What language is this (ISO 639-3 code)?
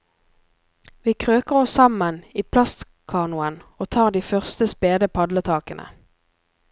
nor